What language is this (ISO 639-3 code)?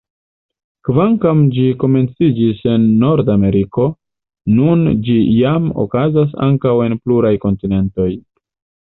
epo